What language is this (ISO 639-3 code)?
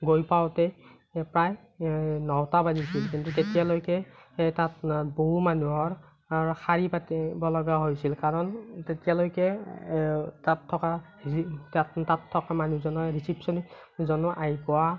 asm